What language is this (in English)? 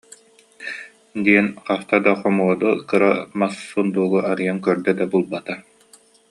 Yakut